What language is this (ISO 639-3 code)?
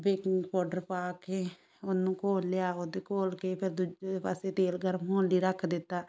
pan